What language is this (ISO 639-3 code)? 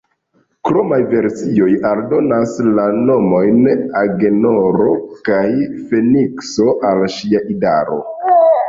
epo